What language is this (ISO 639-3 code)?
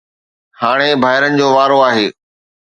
snd